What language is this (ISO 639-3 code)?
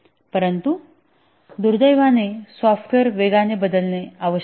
mar